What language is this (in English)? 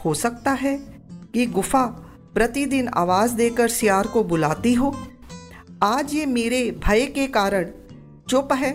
Hindi